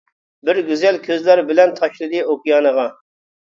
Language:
Uyghur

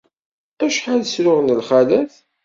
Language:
Kabyle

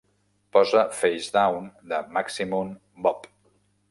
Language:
Catalan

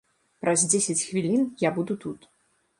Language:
Belarusian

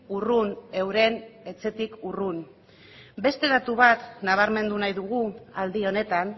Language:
Basque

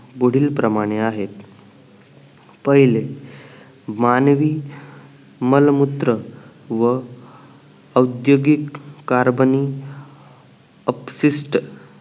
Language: Marathi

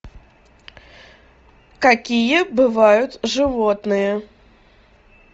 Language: Russian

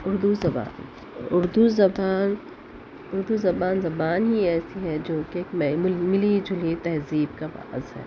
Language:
Urdu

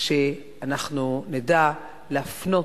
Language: Hebrew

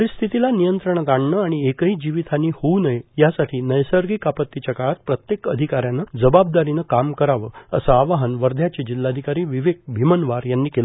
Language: Marathi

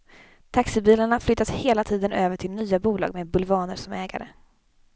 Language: Swedish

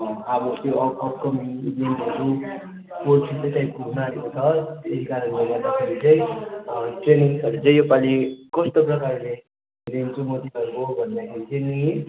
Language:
Nepali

